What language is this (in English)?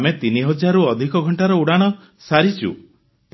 Odia